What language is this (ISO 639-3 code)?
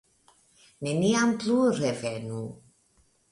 epo